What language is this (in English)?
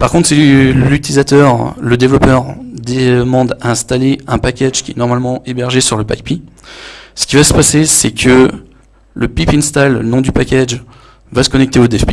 French